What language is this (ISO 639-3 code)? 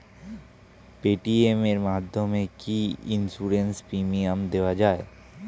ben